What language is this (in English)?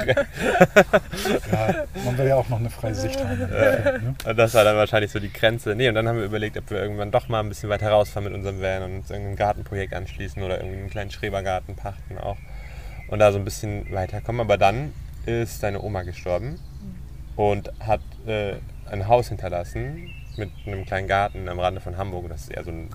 German